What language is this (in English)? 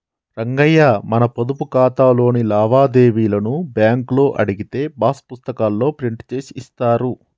Telugu